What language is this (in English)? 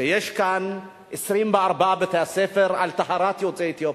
Hebrew